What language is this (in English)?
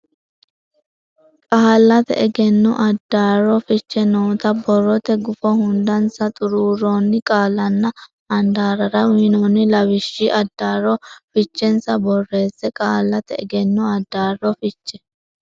Sidamo